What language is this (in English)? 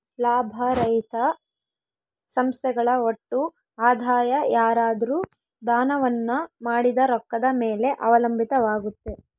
Kannada